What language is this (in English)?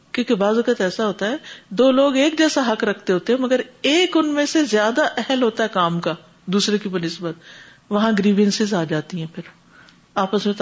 Urdu